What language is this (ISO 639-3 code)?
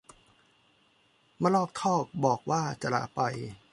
tha